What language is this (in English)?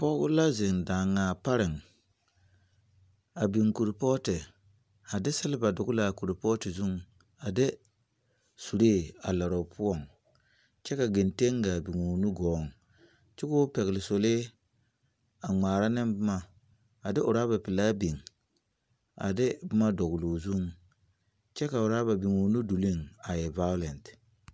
Southern Dagaare